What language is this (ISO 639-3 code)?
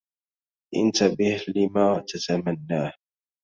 ara